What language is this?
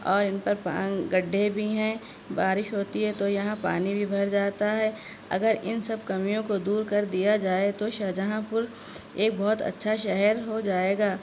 Urdu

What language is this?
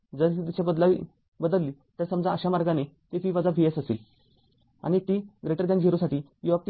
Marathi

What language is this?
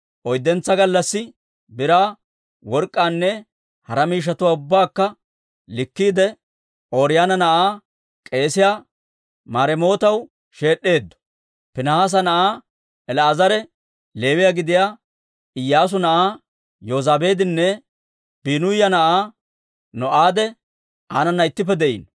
Dawro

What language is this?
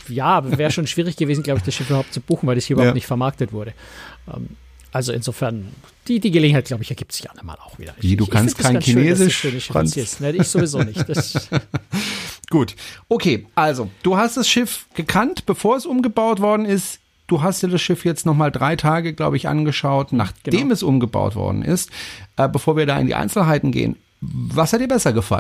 German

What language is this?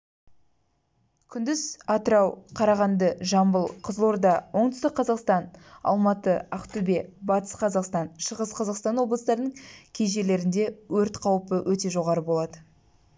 Kazakh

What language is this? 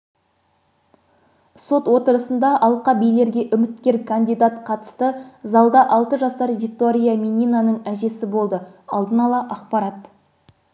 Kazakh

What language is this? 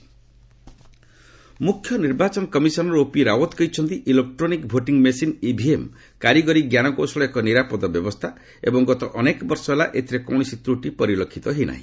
Odia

